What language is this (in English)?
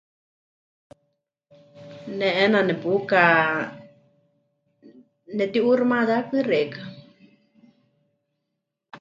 Huichol